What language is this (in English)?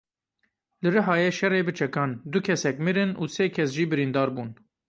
Kurdish